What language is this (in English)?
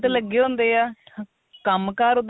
Punjabi